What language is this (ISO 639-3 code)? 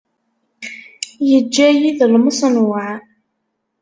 kab